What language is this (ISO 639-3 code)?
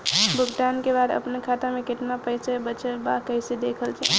bho